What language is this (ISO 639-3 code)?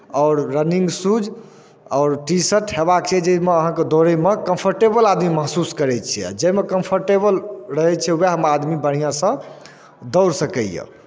mai